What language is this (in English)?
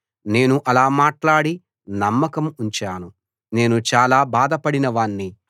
Telugu